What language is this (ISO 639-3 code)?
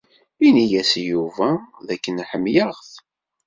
kab